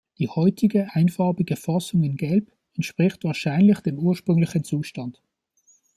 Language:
German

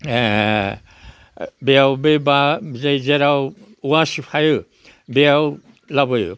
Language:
Bodo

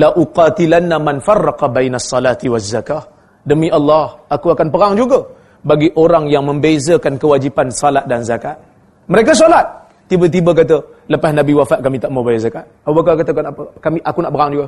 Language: Malay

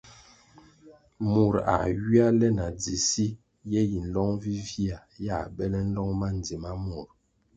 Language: Kwasio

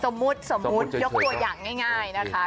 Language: Thai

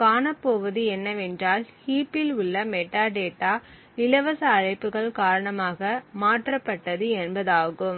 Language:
Tamil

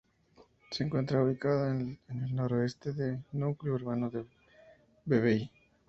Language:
Spanish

